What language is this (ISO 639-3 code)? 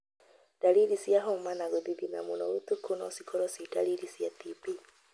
kik